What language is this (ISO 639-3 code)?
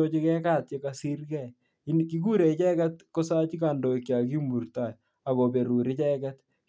kln